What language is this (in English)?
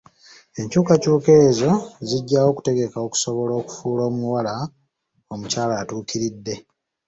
Ganda